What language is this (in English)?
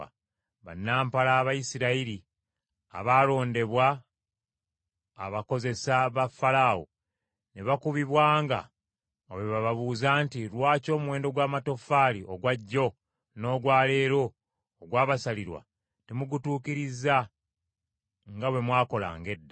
Ganda